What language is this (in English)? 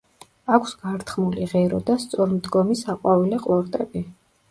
Georgian